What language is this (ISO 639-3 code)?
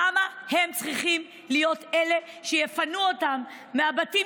heb